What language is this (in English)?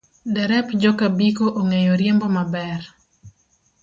Luo (Kenya and Tanzania)